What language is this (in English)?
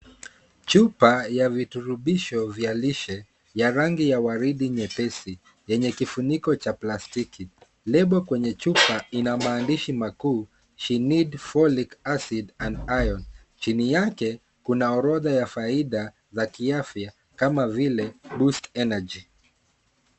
Swahili